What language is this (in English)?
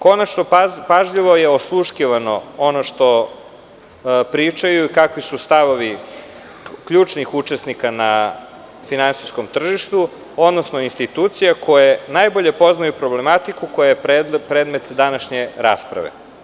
Serbian